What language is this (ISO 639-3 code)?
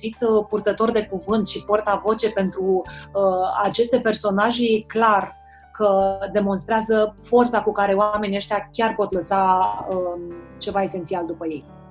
ron